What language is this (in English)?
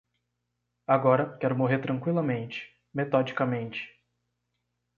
Portuguese